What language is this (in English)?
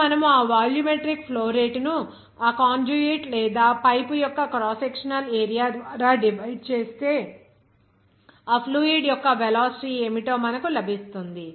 Telugu